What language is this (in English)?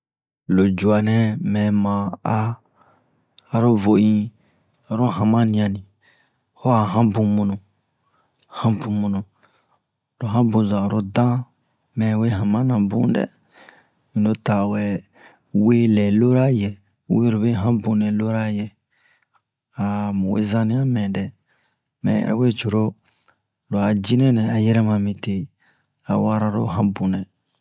Bomu